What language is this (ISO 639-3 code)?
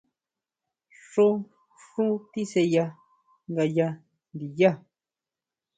mau